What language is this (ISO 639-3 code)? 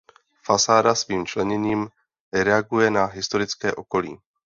ces